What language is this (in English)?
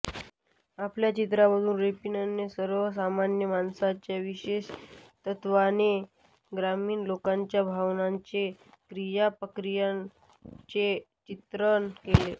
Marathi